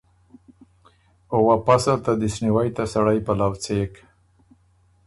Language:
Ormuri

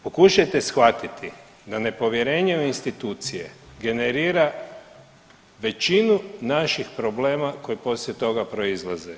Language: Croatian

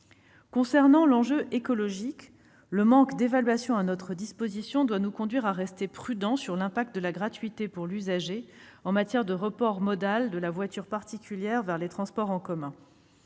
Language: French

